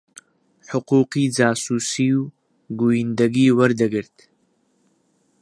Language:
Central Kurdish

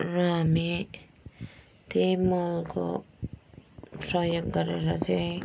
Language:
Nepali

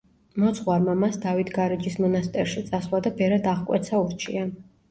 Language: Georgian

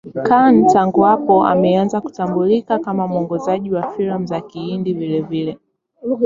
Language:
Swahili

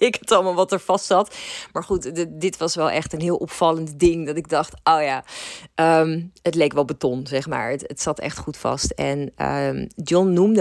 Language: Dutch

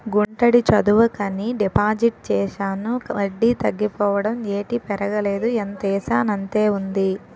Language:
Telugu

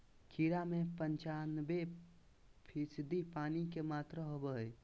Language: Magahi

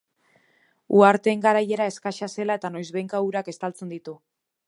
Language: Basque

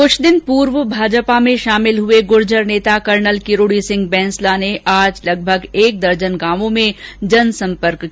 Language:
Hindi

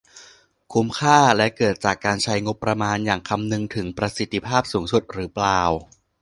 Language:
Thai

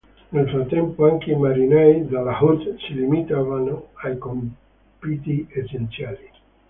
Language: Italian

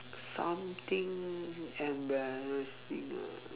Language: English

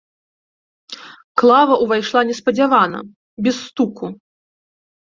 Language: Belarusian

